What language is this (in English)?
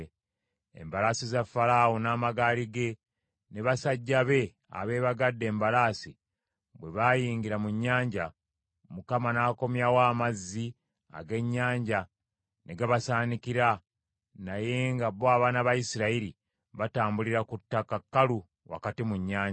Ganda